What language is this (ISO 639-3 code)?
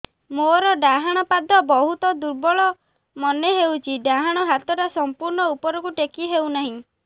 ori